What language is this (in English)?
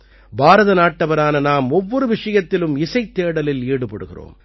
Tamil